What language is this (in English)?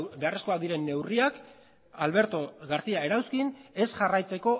Basque